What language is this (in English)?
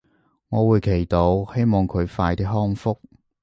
Cantonese